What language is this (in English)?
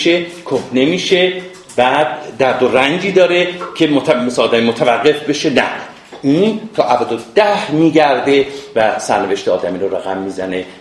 Persian